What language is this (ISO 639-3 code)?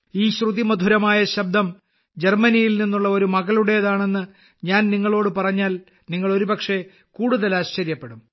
mal